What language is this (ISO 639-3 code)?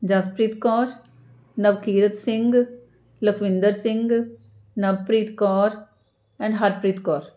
pan